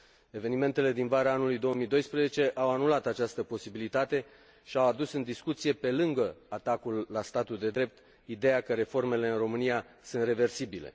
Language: Romanian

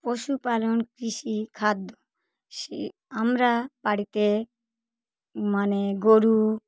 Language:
Bangla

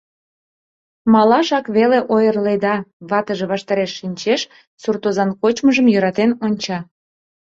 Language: Mari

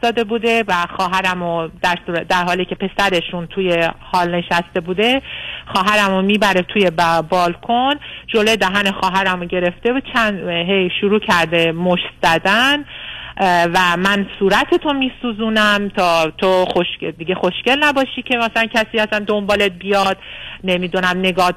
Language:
Persian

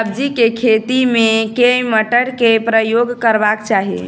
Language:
Maithili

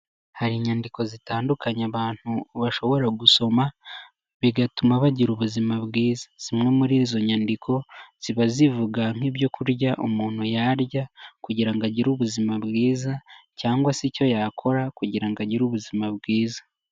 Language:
Kinyarwanda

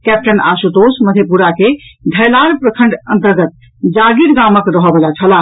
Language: Maithili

